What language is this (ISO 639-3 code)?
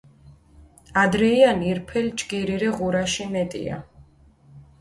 xmf